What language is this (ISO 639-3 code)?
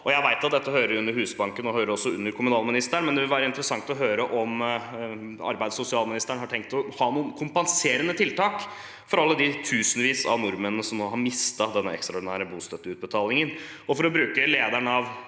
nor